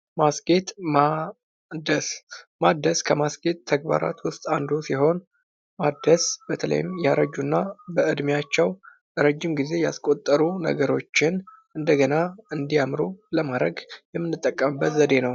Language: Amharic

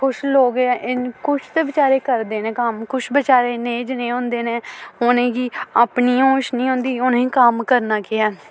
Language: Dogri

